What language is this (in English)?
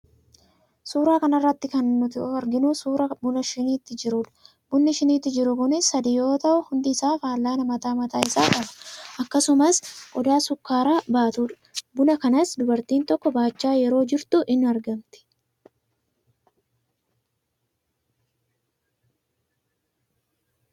Oromo